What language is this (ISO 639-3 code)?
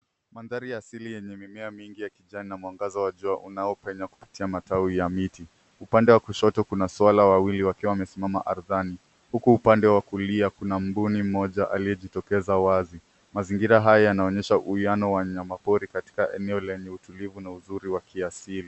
swa